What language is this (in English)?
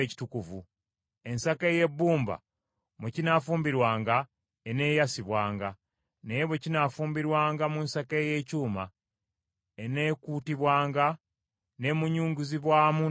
Ganda